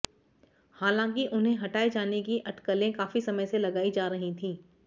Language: Hindi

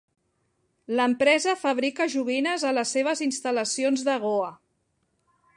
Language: Catalan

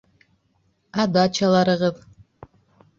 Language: Bashkir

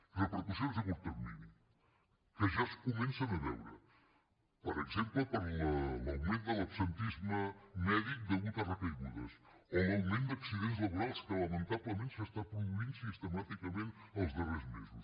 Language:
Catalan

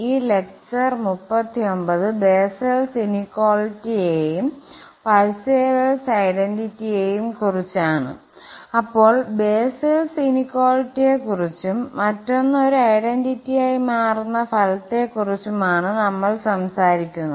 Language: Malayalam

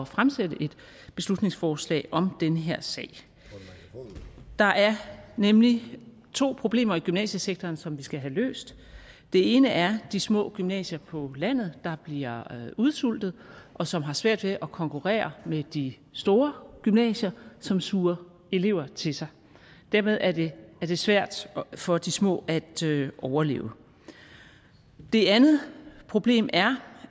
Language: Danish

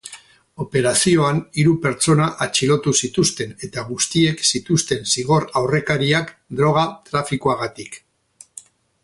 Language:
Basque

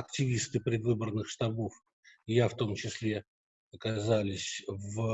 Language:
Russian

